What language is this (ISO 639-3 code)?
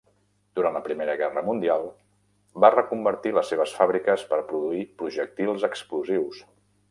cat